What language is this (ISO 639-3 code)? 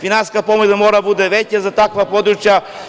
srp